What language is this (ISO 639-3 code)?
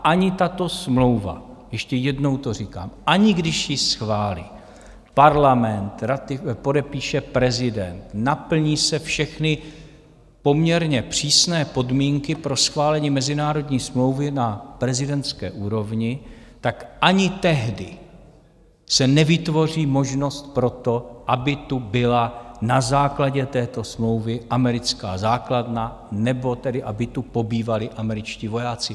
ces